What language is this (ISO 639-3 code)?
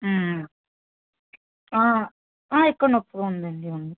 tel